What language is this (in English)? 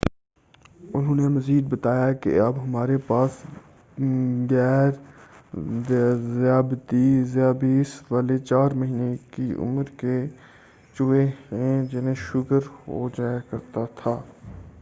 Urdu